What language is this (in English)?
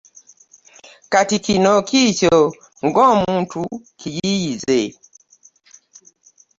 Ganda